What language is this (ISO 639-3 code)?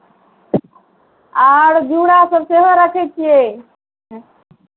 mai